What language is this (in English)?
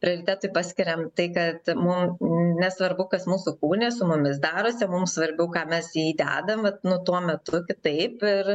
Lithuanian